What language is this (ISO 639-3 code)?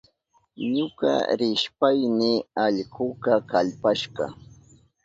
qup